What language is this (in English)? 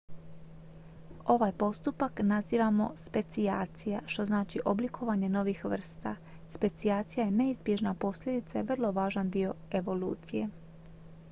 Croatian